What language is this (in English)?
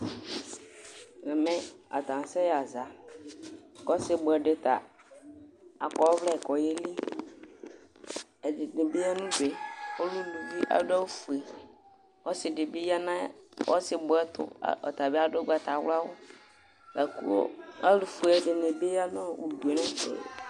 Ikposo